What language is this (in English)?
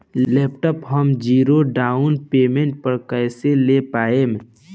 Bhojpuri